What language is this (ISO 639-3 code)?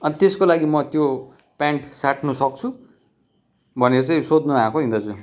nep